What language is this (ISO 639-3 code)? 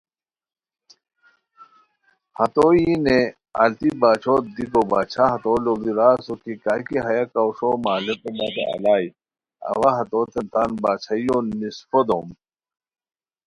khw